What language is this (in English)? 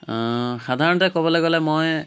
Assamese